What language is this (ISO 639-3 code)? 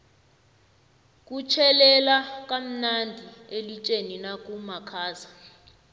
nbl